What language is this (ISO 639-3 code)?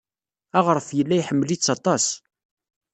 kab